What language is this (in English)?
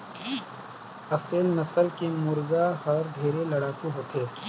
Chhattisgarhi